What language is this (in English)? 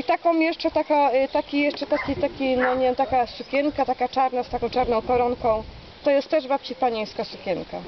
Polish